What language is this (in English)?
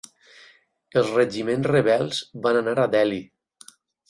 Catalan